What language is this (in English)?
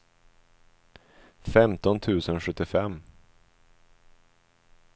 Swedish